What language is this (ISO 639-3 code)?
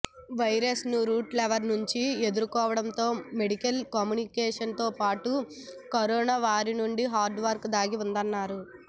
tel